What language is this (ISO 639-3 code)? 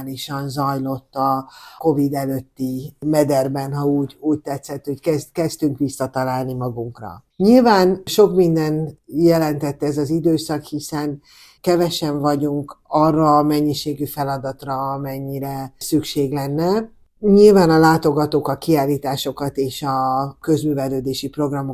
hun